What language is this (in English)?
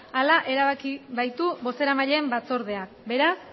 Basque